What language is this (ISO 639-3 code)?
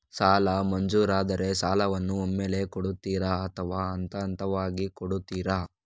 kan